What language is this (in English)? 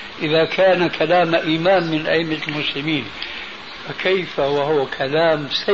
Arabic